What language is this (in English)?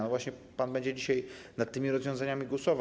Polish